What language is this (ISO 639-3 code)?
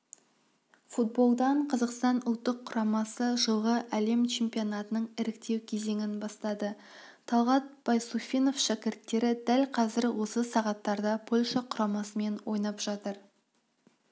kaz